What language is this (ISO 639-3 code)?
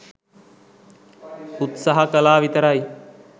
sin